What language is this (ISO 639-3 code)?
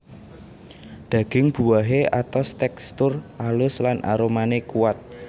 jav